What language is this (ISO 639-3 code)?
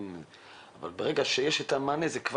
heb